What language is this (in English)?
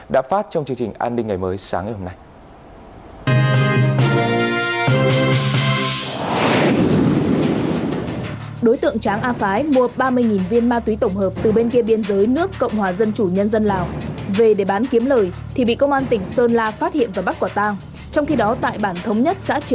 Vietnamese